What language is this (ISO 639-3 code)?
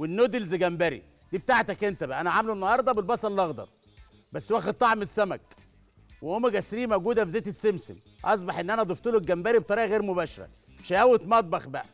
ara